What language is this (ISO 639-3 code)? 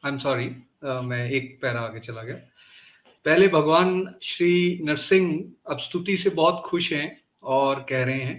hin